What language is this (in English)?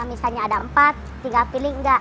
Indonesian